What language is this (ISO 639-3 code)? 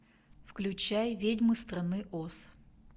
rus